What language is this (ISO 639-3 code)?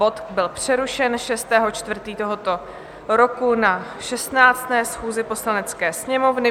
ces